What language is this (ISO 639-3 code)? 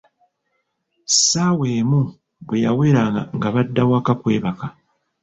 lug